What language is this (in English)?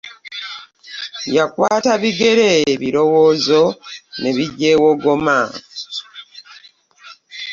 Ganda